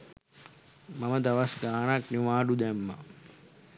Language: Sinhala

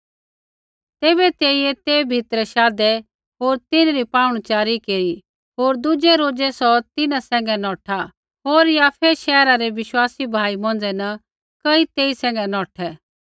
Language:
Kullu Pahari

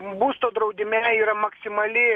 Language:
Lithuanian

